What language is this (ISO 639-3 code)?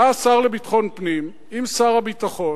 heb